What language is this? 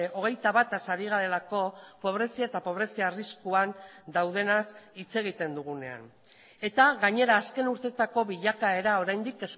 Basque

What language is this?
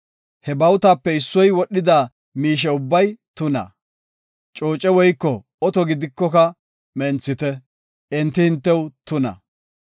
Gofa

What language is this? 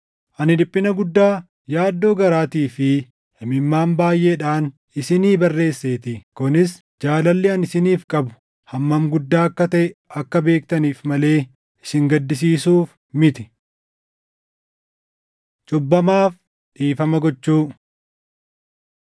Oromo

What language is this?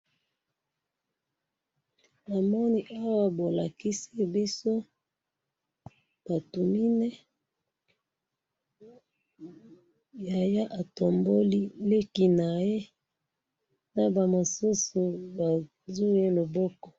Lingala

